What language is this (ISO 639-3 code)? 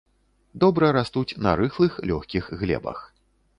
bel